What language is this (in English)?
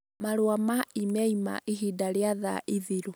Kikuyu